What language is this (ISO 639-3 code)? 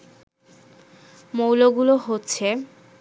ben